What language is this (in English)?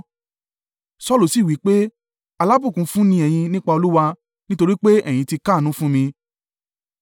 Yoruba